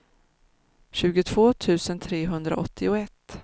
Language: Swedish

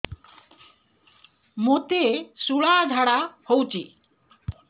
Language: Odia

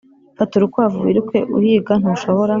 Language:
Kinyarwanda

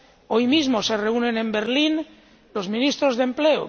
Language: Spanish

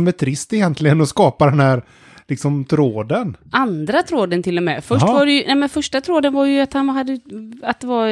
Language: Swedish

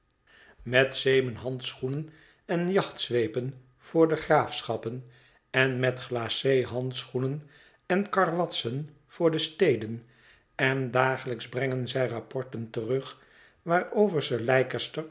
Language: Dutch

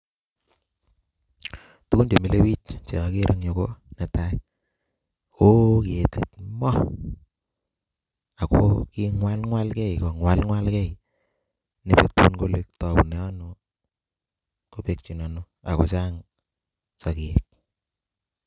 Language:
Kalenjin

